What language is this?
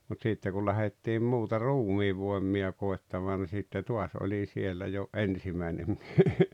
Finnish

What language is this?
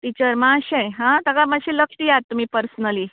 Konkani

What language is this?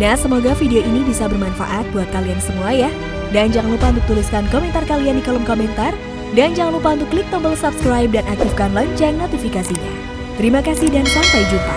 Indonesian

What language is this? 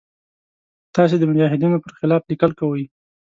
Pashto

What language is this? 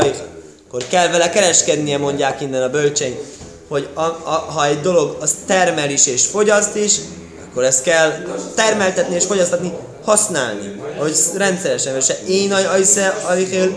Hungarian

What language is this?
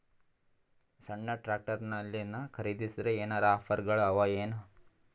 Kannada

